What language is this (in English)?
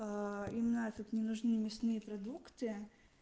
Russian